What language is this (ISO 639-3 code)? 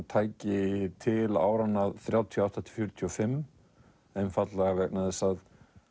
isl